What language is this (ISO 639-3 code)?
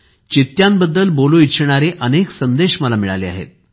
mar